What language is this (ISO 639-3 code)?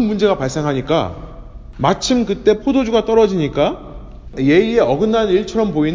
kor